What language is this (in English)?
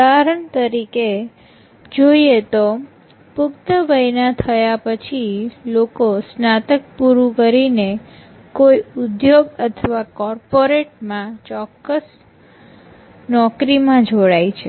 Gujarati